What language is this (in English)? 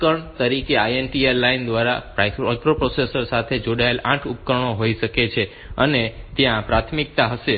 Gujarati